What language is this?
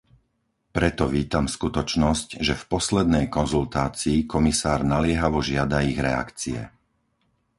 Slovak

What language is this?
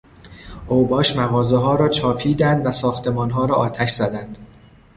Persian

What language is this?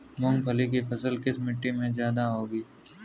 Hindi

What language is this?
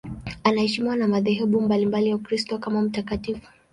Swahili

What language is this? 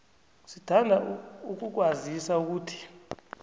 South Ndebele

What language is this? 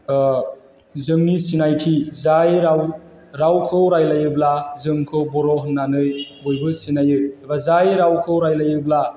Bodo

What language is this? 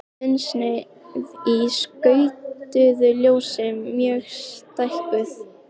Icelandic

